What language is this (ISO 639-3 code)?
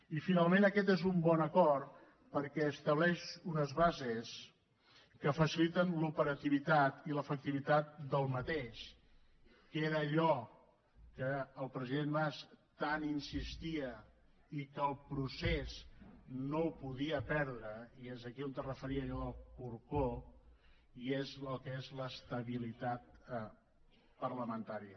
cat